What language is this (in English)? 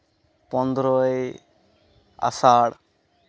Santali